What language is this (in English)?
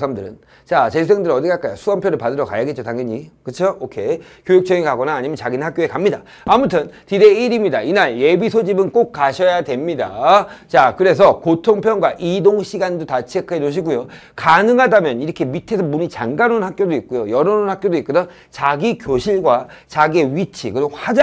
Korean